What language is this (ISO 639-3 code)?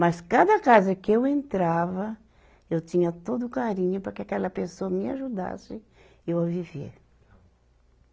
por